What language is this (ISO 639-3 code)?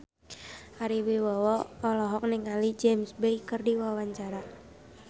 sun